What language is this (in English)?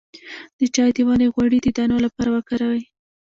Pashto